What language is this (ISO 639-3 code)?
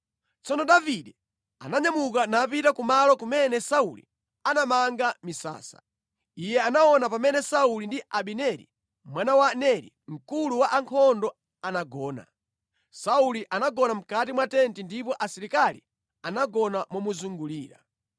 nya